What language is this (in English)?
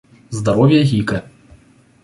Russian